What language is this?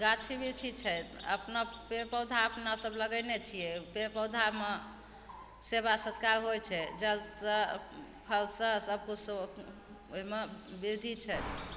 Maithili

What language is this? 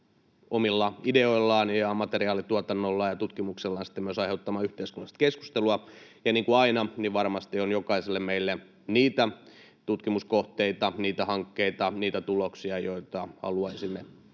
Finnish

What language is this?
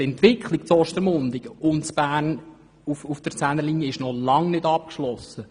Swiss German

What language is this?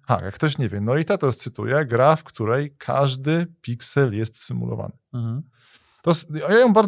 Polish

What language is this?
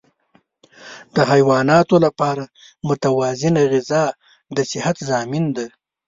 Pashto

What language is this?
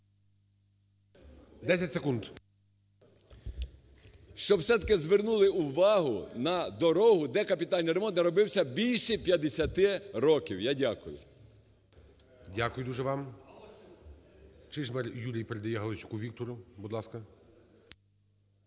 Ukrainian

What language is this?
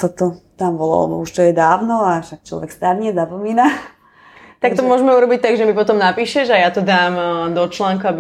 Slovak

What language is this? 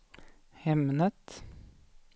Swedish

